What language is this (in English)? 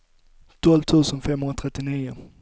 Swedish